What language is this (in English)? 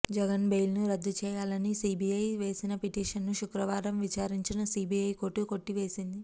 Telugu